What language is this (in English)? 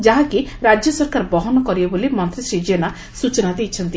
Odia